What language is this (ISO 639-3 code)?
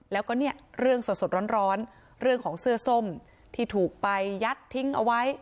tha